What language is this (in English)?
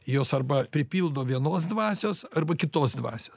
Lithuanian